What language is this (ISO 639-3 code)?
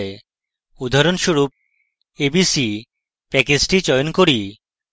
ben